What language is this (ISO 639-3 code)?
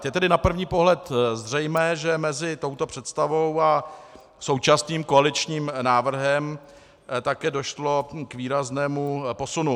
ces